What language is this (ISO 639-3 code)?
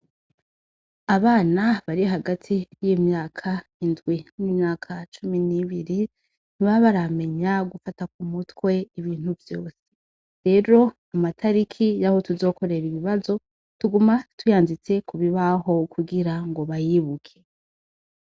run